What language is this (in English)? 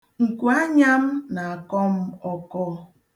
Igbo